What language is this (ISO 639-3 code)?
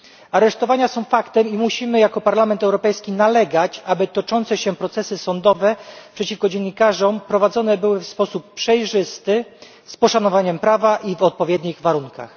pol